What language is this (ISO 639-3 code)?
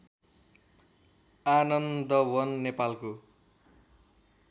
nep